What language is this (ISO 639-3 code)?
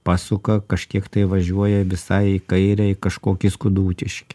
lit